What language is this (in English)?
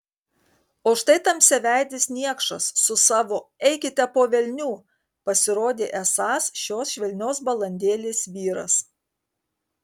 Lithuanian